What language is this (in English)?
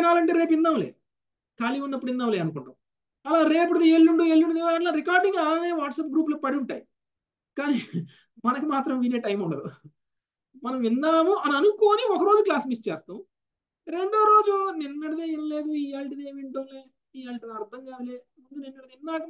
Telugu